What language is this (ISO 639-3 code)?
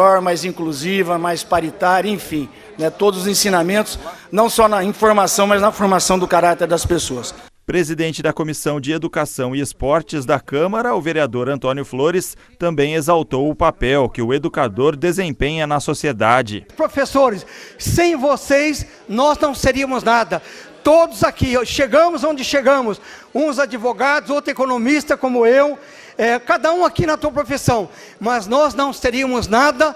por